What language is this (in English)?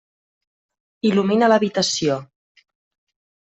Catalan